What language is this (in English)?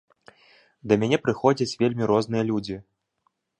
Belarusian